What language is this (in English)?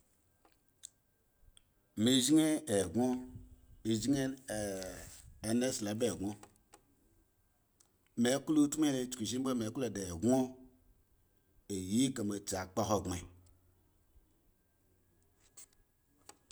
Eggon